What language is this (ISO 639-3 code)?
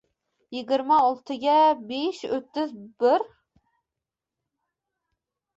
uzb